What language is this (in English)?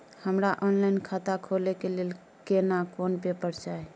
Maithili